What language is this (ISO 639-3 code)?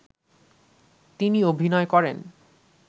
ben